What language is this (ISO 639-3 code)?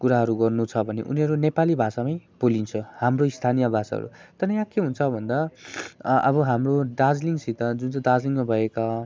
nep